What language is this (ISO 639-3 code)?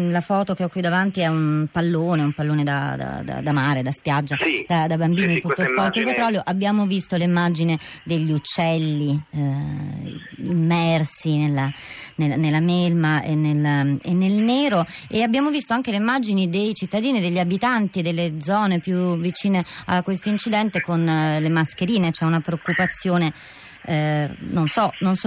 ita